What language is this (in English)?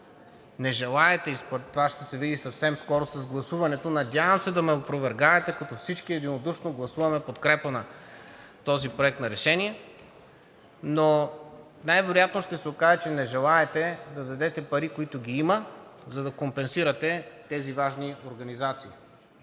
Bulgarian